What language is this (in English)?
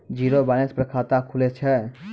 Maithili